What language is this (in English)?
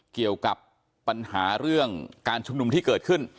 Thai